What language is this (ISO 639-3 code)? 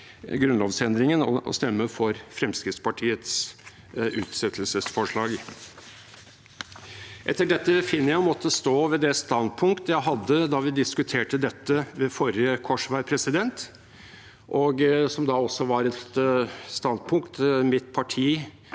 nor